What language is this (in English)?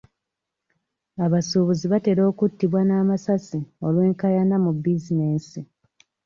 Ganda